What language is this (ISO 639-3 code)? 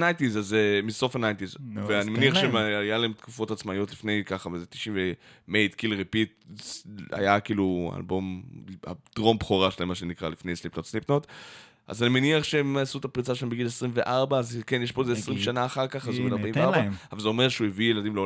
heb